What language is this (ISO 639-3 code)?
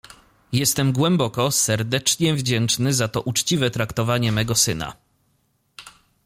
pol